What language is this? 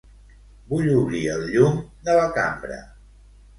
Catalan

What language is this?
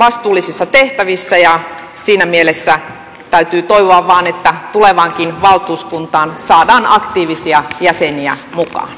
Finnish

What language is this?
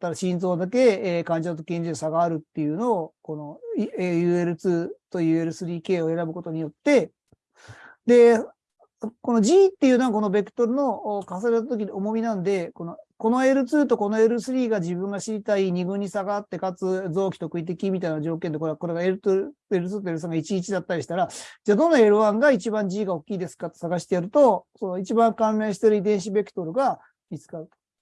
Japanese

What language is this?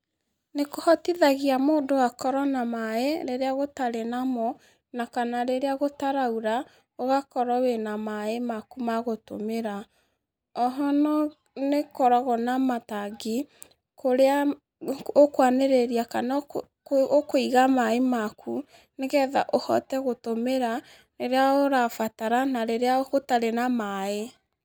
Kikuyu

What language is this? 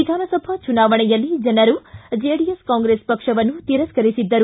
Kannada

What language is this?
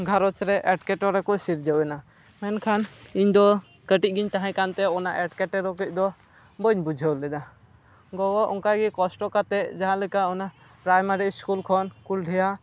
Santali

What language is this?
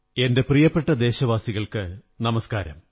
Malayalam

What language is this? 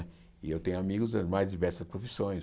Portuguese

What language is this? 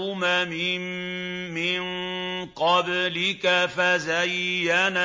Arabic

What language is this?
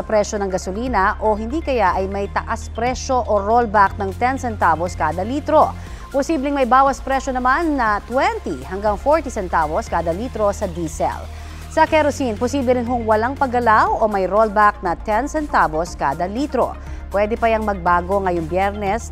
Filipino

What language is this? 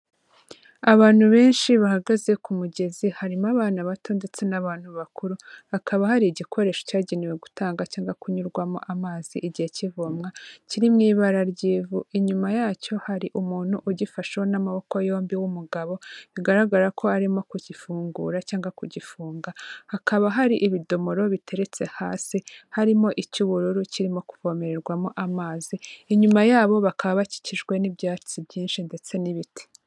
Kinyarwanda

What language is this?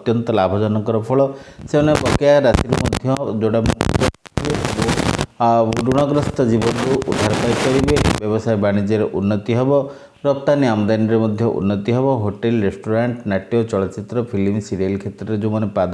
Odia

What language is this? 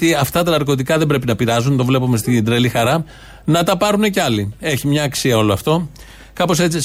Greek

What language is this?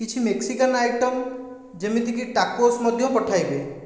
Odia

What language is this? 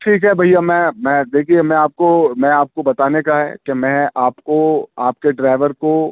Urdu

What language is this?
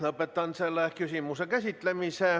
Estonian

